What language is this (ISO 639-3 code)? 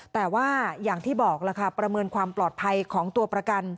tha